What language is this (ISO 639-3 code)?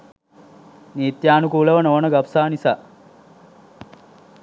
sin